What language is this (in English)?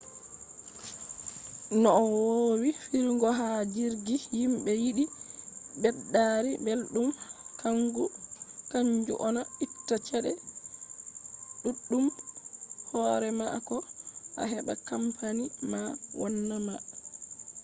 Fula